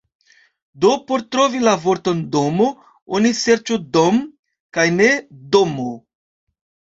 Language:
Esperanto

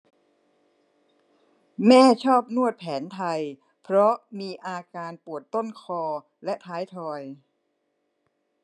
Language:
Thai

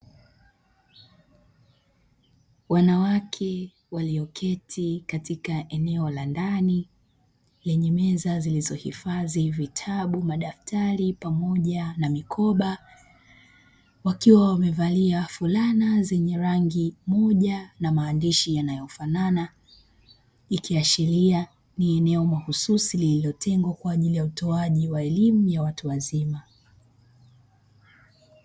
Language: Swahili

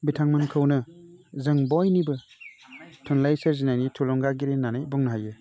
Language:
Bodo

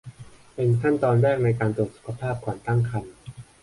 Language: Thai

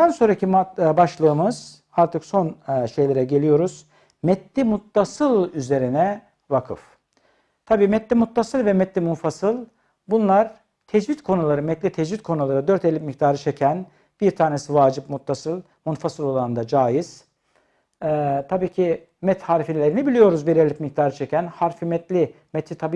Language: Turkish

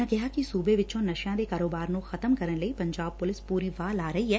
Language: Punjabi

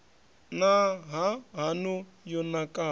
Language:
Venda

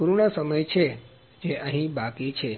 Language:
Gujarati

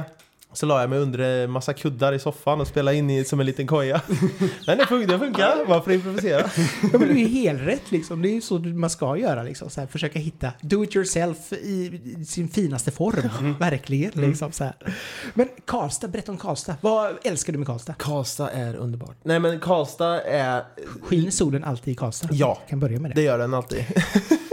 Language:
Swedish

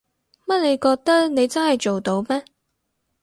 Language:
Cantonese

